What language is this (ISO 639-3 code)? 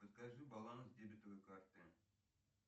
rus